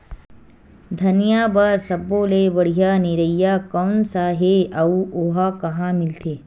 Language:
Chhattisgarhi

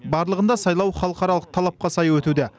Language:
Kazakh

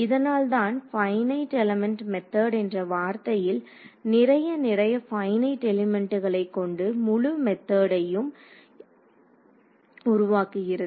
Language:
Tamil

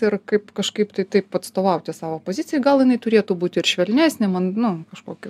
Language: Lithuanian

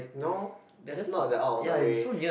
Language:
English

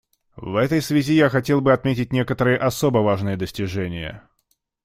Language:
Russian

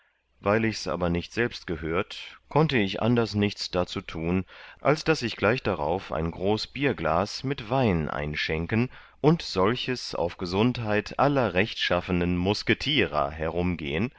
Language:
German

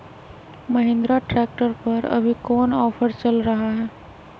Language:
Magahi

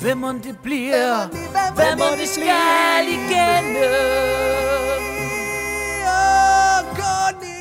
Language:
Danish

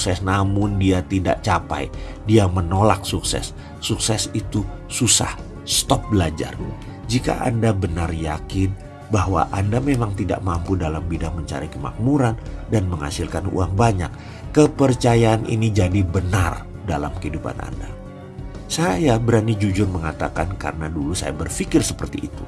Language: Indonesian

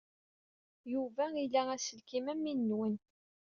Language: Kabyle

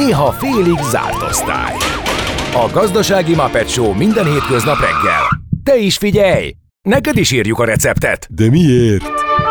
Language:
Hungarian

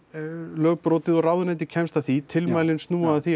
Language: Icelandic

